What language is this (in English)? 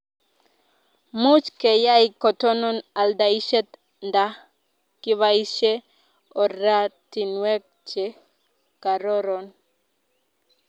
Kalenjin